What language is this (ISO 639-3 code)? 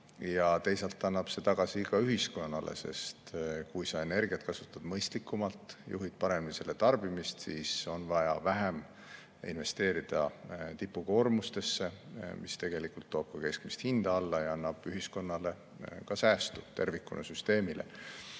est